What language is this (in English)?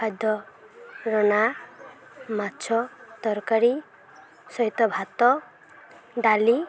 Odia